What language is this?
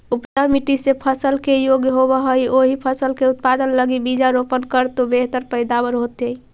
Magahi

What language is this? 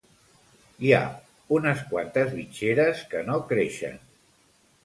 Catalan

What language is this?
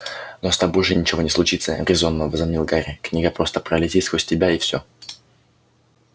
Russian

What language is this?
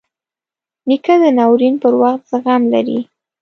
Pashto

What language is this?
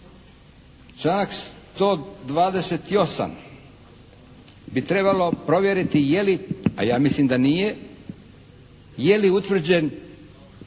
Croatian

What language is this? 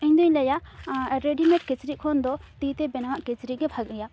Santali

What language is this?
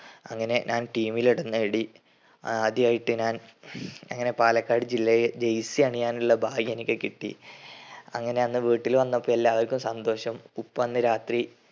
Malayalam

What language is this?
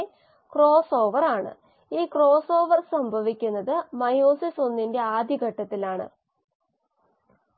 Malayalam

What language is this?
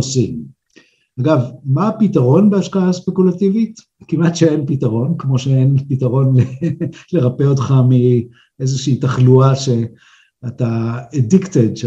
Hebrew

